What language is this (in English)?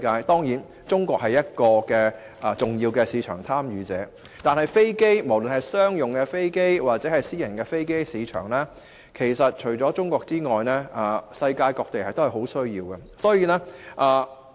Cantonese